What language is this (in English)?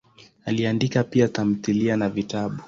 Swahili